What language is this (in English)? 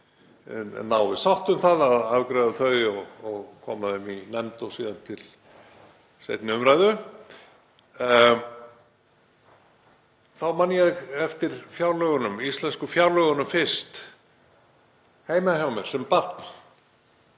Icelandic